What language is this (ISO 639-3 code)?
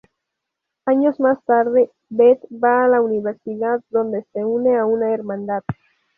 spa